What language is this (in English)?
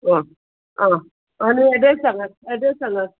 Konkani